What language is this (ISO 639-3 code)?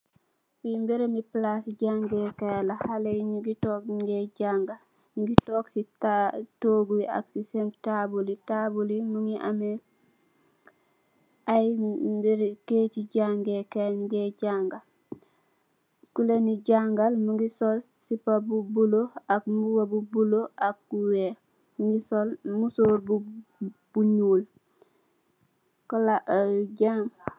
wol